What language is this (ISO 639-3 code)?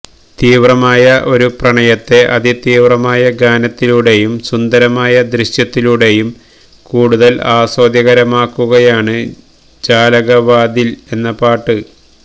mal